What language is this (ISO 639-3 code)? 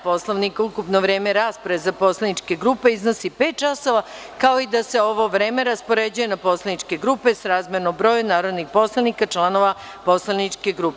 srp